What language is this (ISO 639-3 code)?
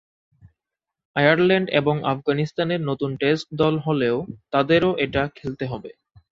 ben